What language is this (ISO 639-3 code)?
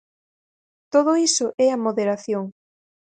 glg